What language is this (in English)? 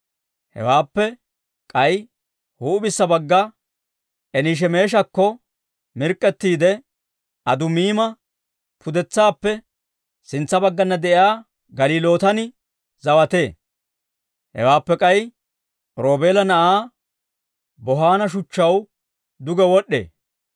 Dawro